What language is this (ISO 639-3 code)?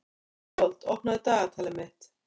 isl